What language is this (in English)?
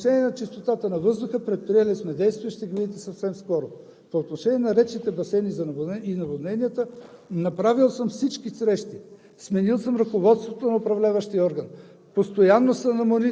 Bulgarian